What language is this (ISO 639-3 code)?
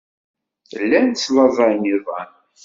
kab